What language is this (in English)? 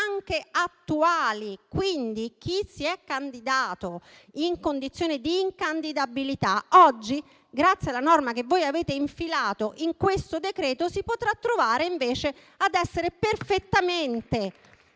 Italian